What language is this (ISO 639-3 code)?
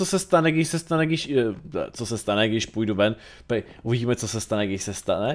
ces